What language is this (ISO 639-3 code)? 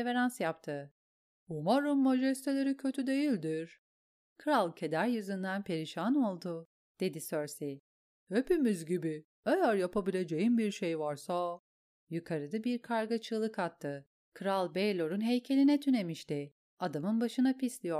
tur